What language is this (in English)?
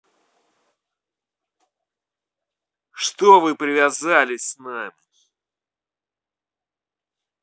Russian